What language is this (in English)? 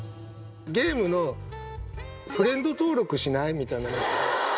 Japanese